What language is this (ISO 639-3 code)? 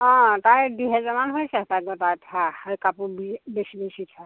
asm